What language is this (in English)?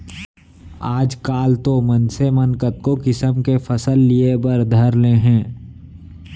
Chhattisgarhi